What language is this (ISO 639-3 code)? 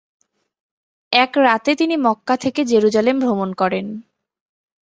ben